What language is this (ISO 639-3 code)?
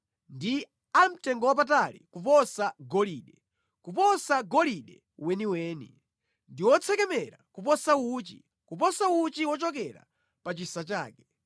nya